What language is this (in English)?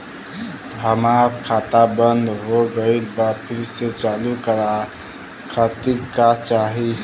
Bhojpuri